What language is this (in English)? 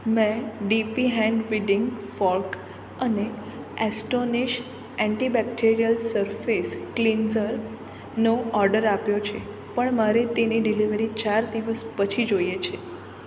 Gujarati